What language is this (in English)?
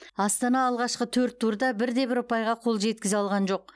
Kazakh